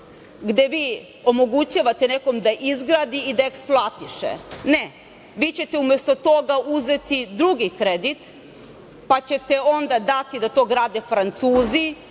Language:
Serbian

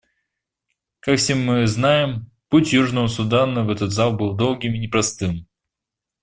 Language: Russian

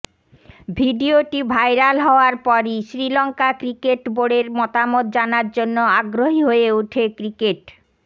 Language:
Bangla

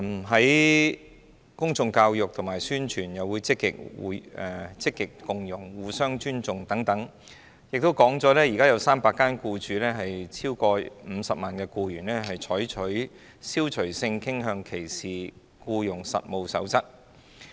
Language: Cantonese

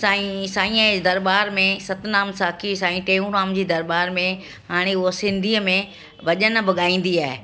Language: Sindhi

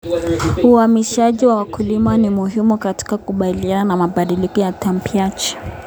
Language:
Kalenjin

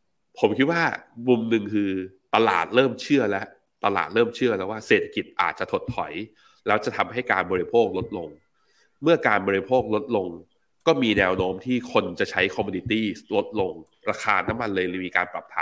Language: Thai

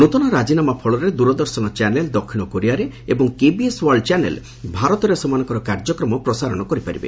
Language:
Odia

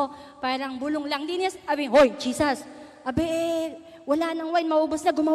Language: Filipino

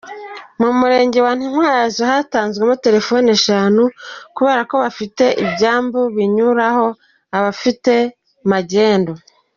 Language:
Kinyarwanda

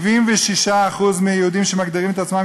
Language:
Hebrew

